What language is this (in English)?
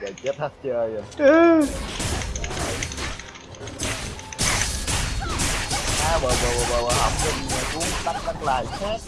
Vietnamese